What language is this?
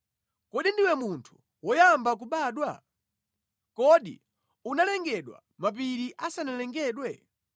Nyanja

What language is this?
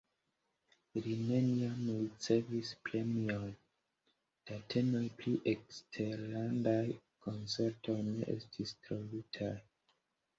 Esperanto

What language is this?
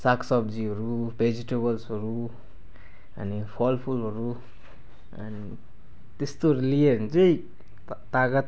Nepali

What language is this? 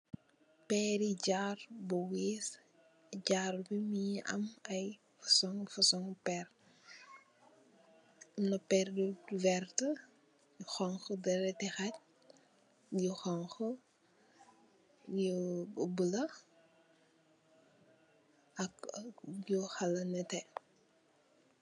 Wolof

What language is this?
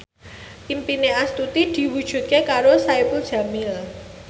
Javanese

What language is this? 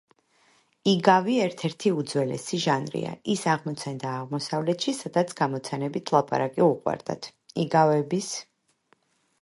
Georgian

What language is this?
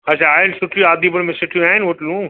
Sindhi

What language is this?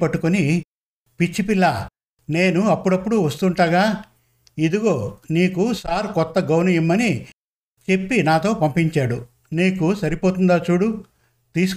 Telugu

